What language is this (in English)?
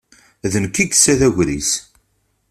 Kabyle